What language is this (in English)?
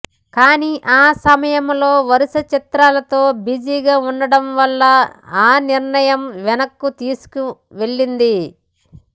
Telugu